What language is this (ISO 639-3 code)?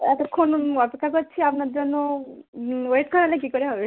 ben